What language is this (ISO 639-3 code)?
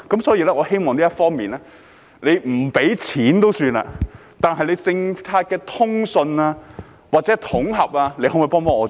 yue